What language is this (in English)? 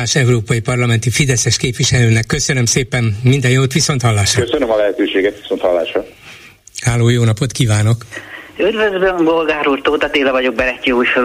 Hungarian